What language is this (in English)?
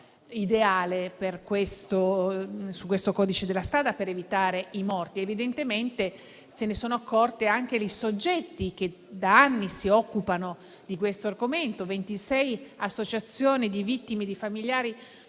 Italian